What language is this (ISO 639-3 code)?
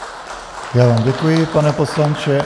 ces